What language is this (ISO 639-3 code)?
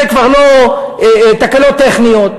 heb